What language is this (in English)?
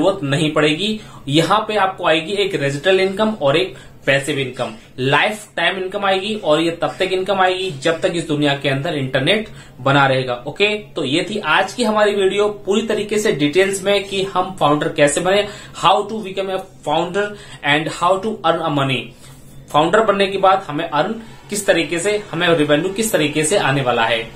Hindi